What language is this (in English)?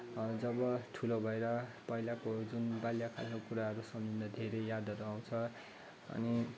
Nepali